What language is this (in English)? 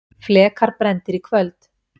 Icelandic